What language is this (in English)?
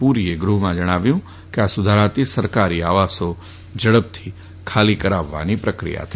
Gujarati